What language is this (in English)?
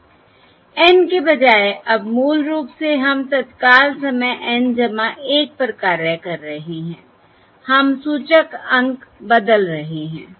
Hindi